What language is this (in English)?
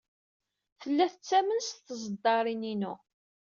Kabyle